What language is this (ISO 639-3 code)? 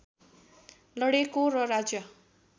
nep